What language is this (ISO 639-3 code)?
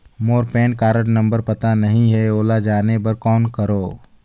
hne